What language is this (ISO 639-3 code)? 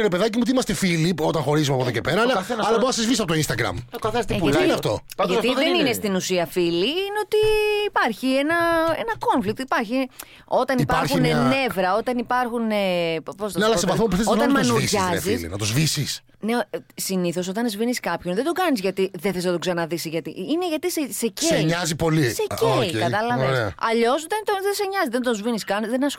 ell